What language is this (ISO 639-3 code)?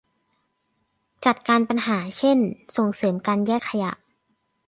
tha